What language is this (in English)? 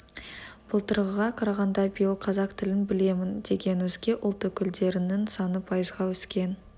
Kazakh